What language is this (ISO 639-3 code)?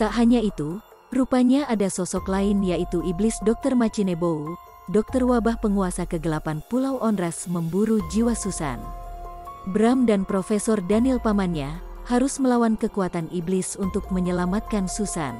ind